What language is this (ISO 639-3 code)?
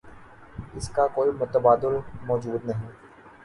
urd